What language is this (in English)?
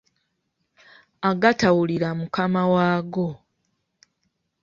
Ganda